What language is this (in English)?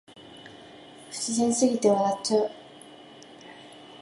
Japanese